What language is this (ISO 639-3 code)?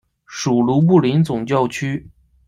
zho